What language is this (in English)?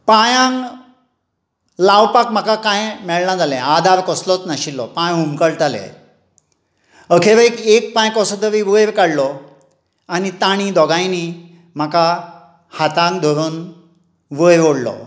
Konkani